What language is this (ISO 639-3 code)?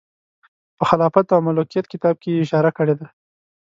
pus